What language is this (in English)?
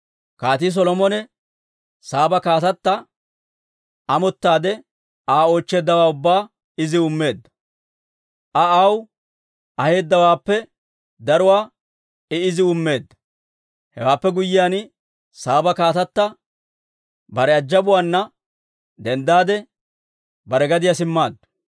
Dawro